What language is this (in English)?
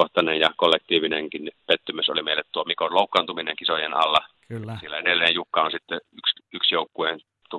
Finnish